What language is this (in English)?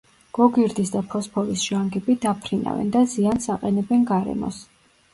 Georgian